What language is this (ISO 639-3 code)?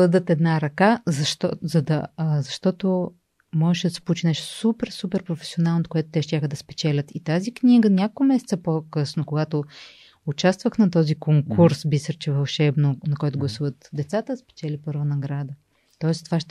bul